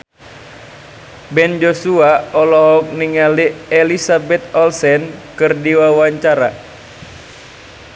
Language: Sundanese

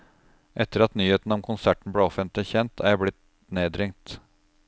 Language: Norwegian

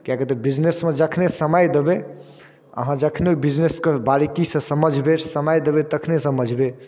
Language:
Maithili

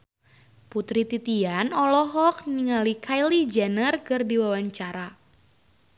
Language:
Sundanese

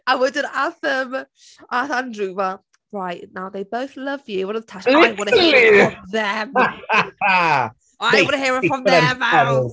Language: Welsh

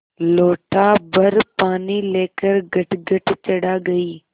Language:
Hindi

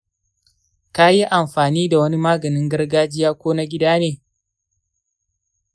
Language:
Hausa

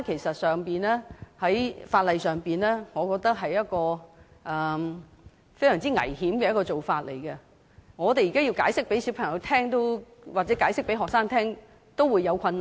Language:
Cantonese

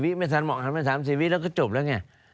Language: Thai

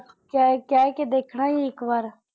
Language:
Punjabi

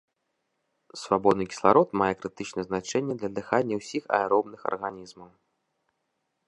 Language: Belarusian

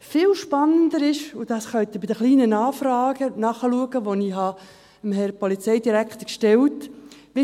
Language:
Swiss German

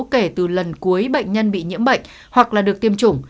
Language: Vietnamese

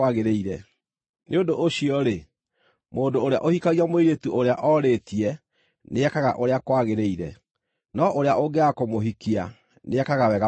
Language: Kikuyu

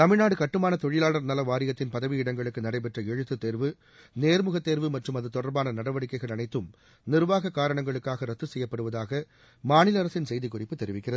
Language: Tamil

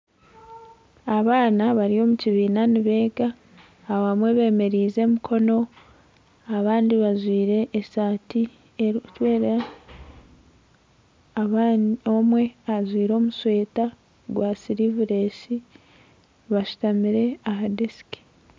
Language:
Nyankole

